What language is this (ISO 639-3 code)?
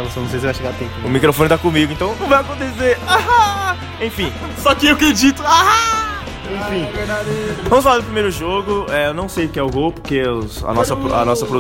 por